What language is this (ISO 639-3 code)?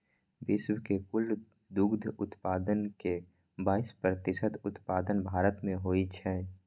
mai